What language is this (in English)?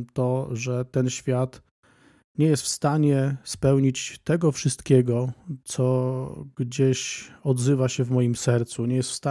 Polish